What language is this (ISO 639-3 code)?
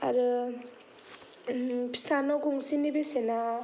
brx